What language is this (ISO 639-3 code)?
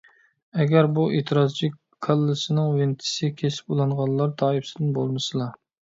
uig